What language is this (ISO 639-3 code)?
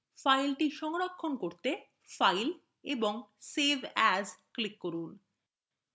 ben